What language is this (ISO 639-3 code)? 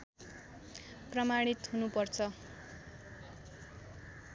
nep